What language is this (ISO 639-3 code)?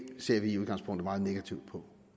dan